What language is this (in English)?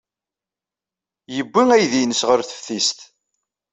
Kabyle